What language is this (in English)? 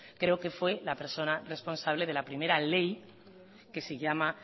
Spanish